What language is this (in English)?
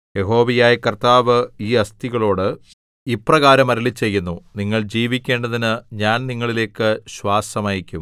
Malayalam